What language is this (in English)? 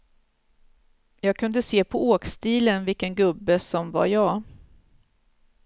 Swedish